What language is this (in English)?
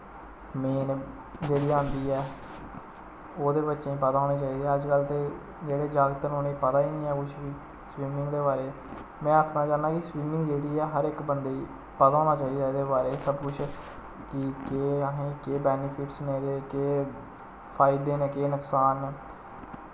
Dogri